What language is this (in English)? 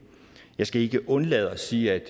Danish